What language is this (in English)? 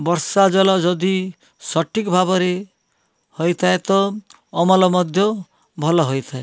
Odia